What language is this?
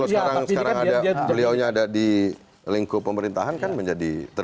Indonesian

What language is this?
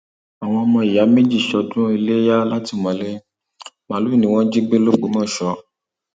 Yoruba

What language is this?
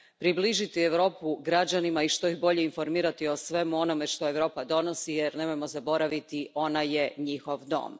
Croatian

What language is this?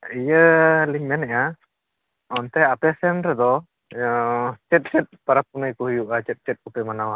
Santali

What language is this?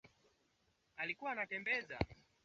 Swahili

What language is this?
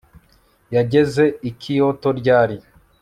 Kinyarwanda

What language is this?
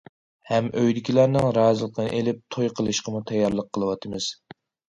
Uyghur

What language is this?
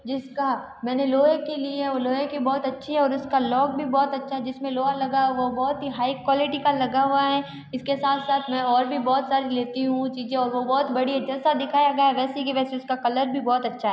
Hindi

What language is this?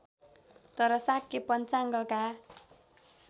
Nepali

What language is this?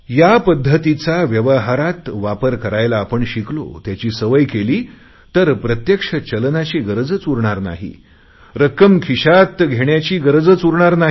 Marathi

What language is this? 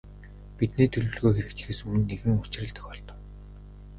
Mongolian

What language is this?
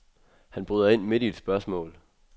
Danish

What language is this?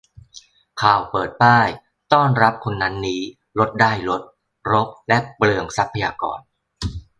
Thai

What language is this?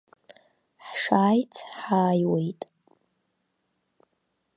Abkhazian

